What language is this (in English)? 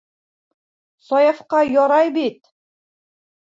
Bashkir